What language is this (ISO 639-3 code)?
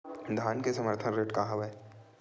hne